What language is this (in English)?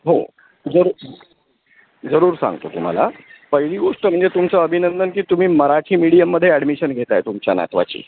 Marathi